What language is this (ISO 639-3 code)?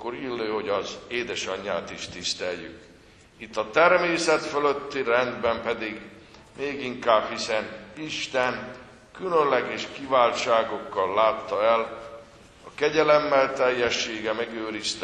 hun